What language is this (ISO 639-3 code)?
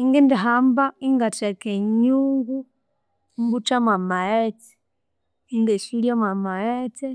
koo